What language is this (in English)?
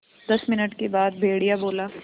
Hindi